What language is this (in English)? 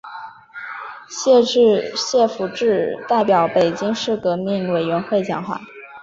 Chinese